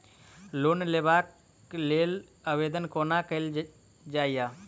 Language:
Maithili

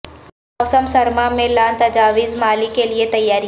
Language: Urdu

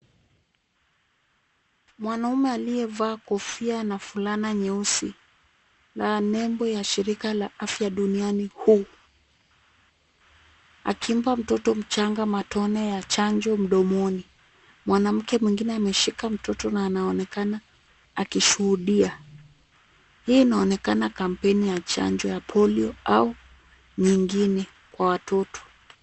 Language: Swahili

